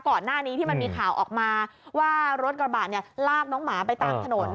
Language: Thai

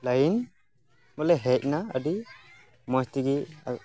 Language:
Santali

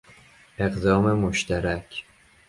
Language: Persian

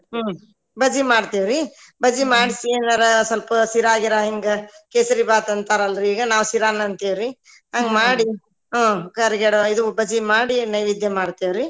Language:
Kannada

